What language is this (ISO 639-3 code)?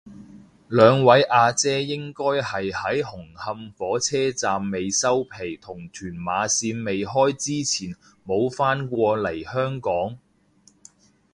yue